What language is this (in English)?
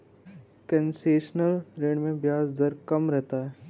Hindi